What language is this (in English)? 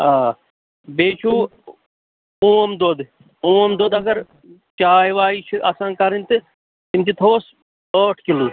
Kashmiri